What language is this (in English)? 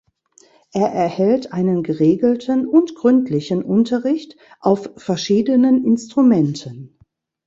German